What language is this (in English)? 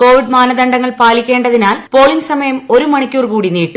Malayalam